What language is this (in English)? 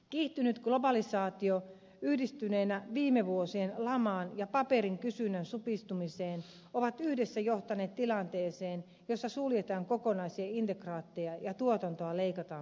Finnish